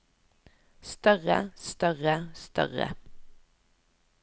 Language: Norwegian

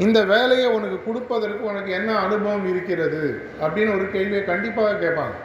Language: Tamil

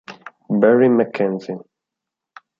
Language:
Italian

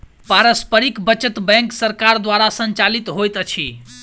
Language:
Maithili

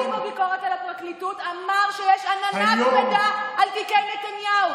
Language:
Hebrew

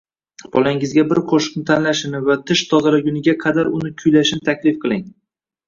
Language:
Uzbek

